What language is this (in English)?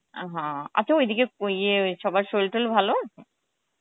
Bangla